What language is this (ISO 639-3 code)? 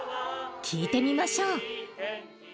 jpn